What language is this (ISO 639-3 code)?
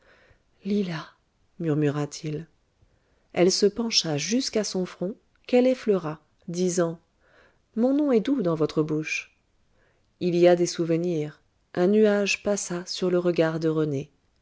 fra